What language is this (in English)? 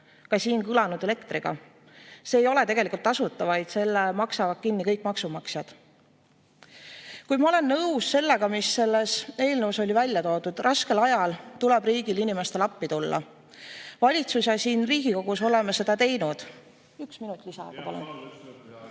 Estonian